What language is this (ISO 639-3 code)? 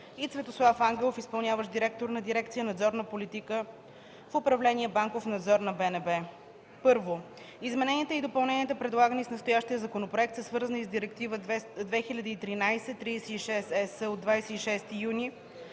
bul